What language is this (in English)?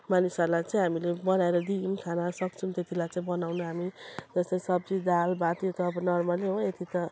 Nepali